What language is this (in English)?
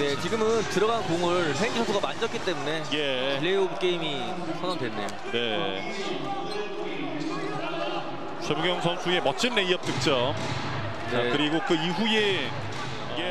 Korean